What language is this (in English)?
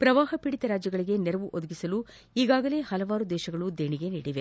Kannada